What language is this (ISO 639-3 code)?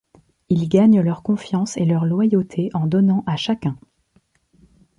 fra